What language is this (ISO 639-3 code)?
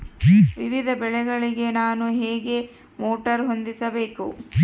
kan